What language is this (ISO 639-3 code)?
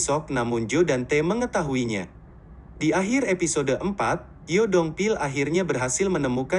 ind